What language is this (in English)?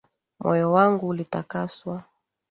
Swahili